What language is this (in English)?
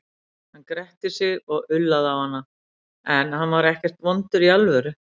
Icelandic